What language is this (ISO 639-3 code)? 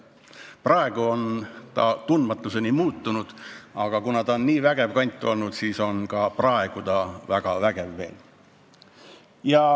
est